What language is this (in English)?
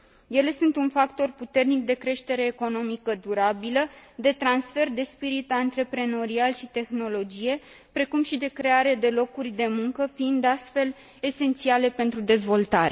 Romanian